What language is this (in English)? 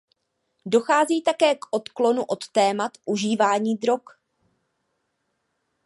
Czech